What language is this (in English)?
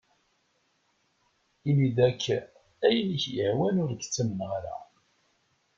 Kabyle